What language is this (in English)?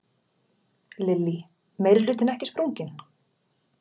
Icelandic